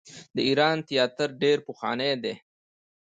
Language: Pashto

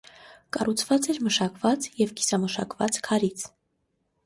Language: Armenian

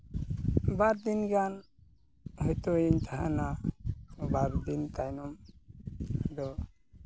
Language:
Santali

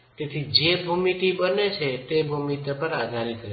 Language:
Gujarati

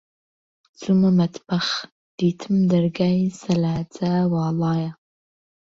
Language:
Central Kurdish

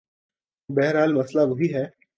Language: Urdu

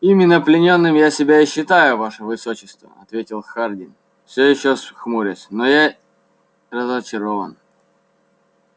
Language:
Russian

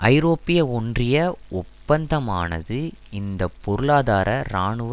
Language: Tamil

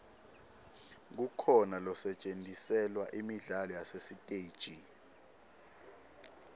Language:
Swati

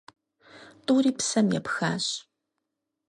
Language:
Kabardian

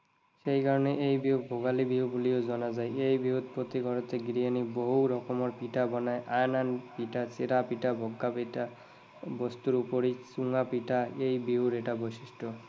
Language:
Assamese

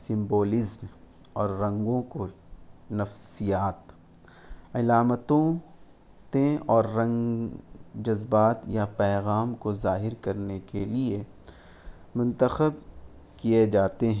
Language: Urdu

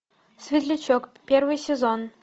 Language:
Russian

